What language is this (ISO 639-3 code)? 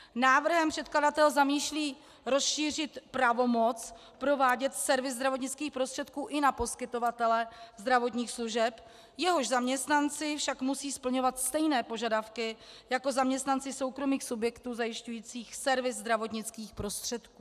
ces